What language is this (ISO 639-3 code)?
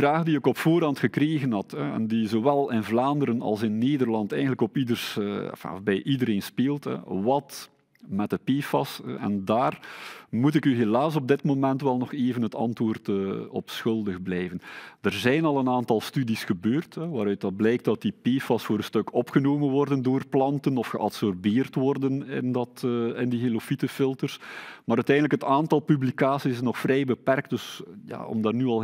nld